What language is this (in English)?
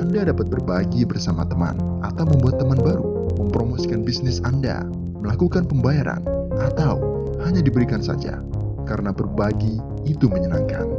Indonesian